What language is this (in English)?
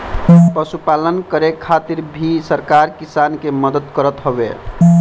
Bhojpuri